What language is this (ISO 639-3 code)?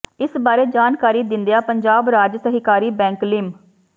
pan